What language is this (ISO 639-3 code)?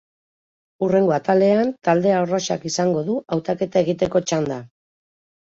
eus